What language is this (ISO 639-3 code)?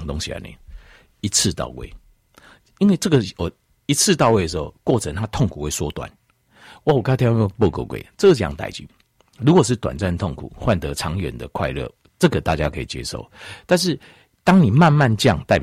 zho